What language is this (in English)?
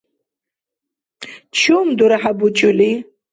Dargwa